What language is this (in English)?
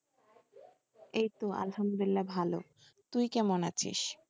Bangla